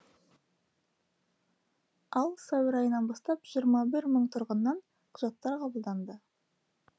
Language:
Kazakh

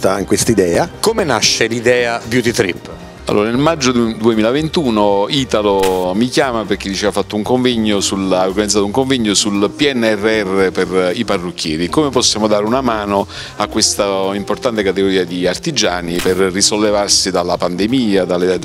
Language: Italian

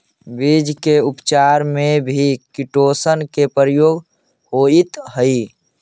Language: Magahi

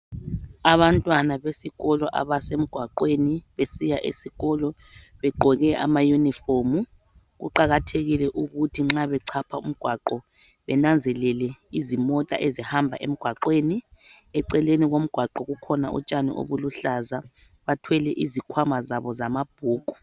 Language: North Ndebele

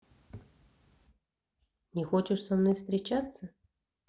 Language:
Russian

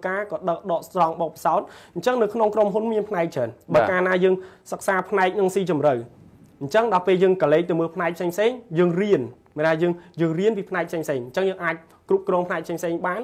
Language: Vietnamese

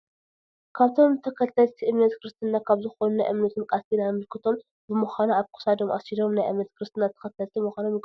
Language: Tigrinya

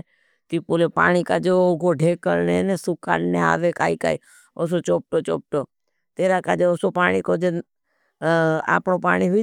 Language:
Bhili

